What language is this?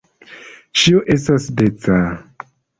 Esperanto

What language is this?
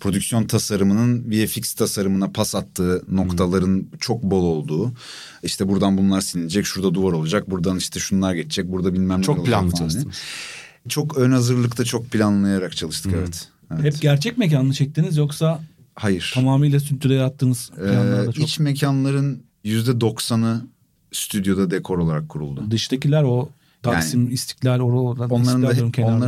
Turkish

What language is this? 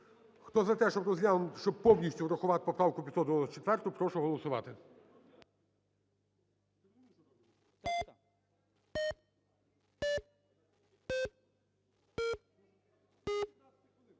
Ukrainian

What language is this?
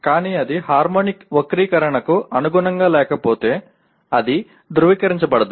Telugu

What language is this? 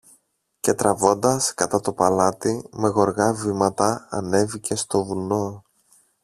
Greek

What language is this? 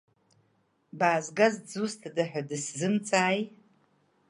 Abkhazian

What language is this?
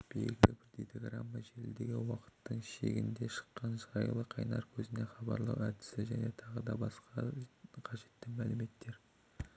Kazakh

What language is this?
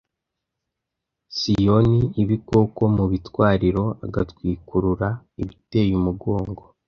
Kinyarwanda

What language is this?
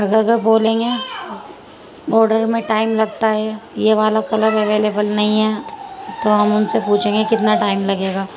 Urdu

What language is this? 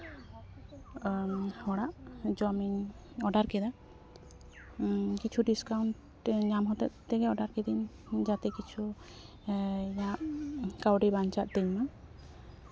Santali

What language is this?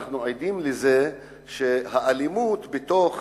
Hebrew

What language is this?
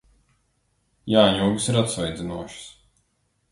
Latvian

